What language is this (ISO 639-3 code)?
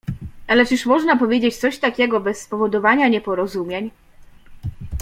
pol